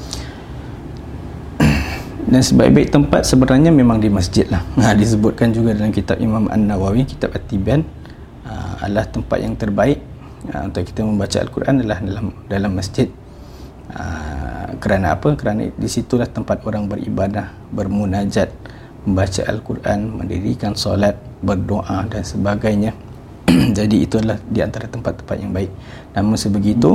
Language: Malay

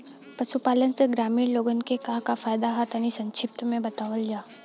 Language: Bhojpuri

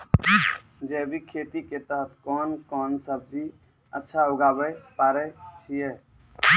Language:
Maithili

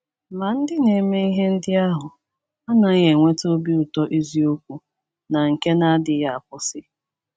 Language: Igbo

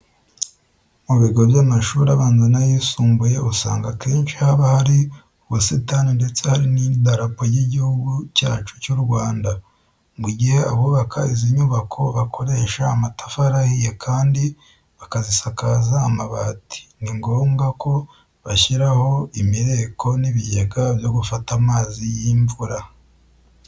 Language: Kinyarwanda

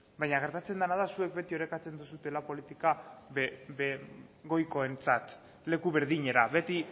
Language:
Basque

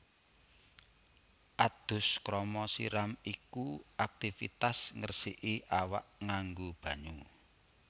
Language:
Javanese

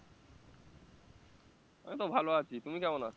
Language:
Bangla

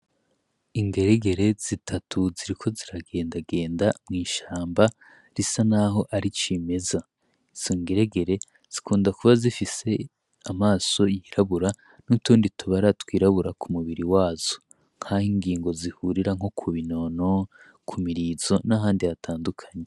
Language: Rundi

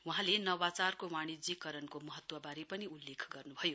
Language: Nepali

